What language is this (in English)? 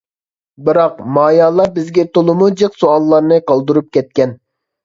Uyghur